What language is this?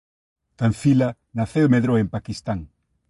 Galician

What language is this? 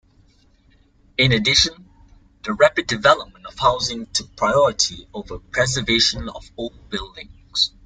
English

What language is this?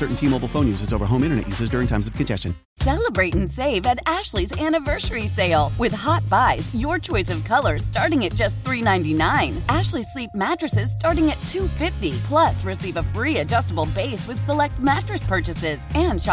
English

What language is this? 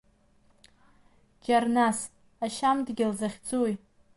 Abkhazian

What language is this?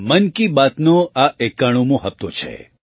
Gujarati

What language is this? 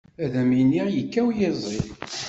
Kabyle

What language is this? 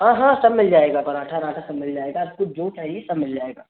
Hindi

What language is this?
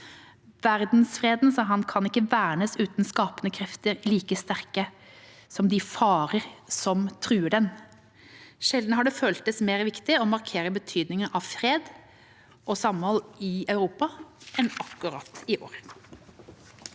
Norwegian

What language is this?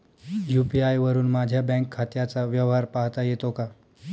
Marathi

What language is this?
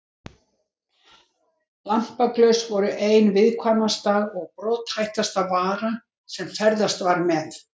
Icelandic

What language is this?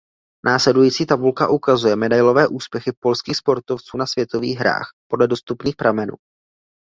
Czech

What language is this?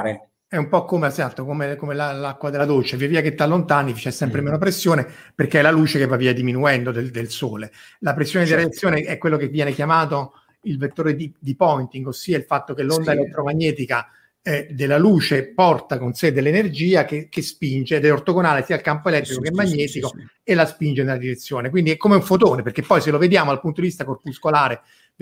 Italian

